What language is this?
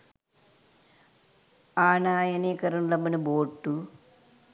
Sinhala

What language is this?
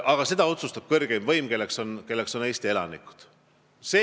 Estonian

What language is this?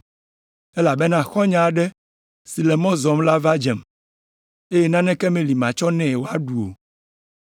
Ewe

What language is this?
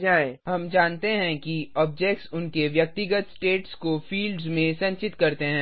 Hindi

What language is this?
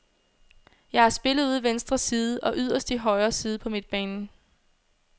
Danish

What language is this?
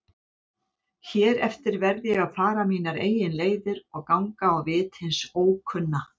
Icelandic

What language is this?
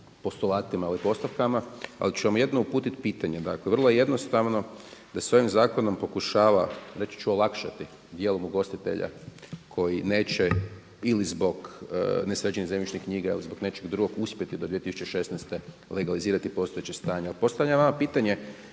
Croatian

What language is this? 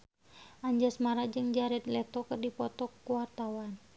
Sundanese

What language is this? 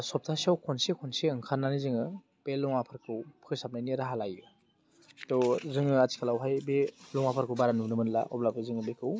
Bodo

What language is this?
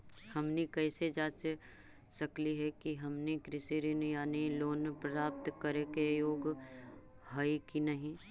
Magahi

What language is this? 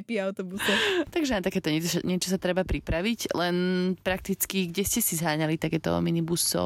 Slovak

